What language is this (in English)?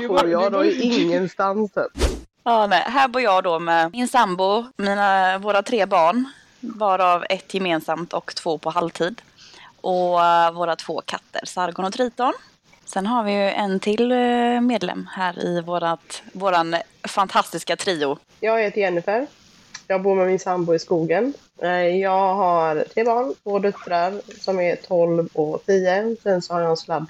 Swedish